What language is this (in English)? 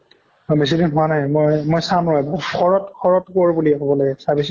Assamese